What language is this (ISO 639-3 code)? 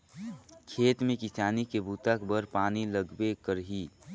hne